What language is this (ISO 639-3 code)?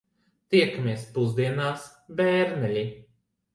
lav